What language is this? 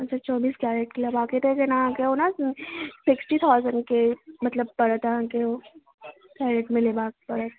Maithili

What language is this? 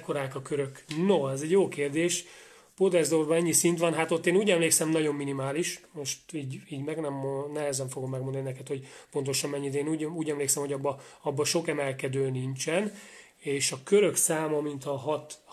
Hungarian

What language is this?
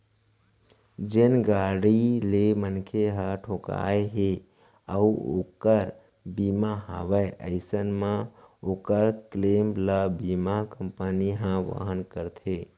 Chhattisgarhi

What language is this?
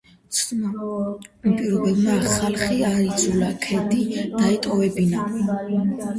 Georgian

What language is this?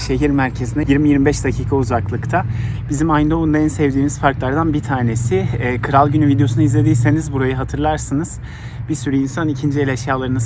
Turkish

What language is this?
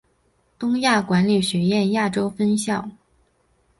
Chinese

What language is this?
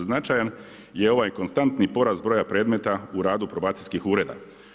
Croatian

